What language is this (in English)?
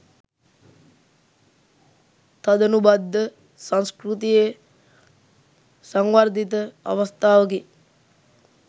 Sinhala